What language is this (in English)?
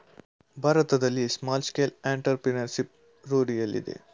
Kannada